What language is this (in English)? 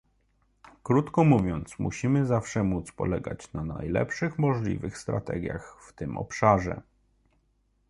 Polish